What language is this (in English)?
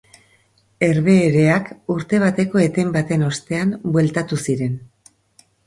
Basque